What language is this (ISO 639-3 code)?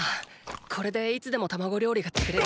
jpn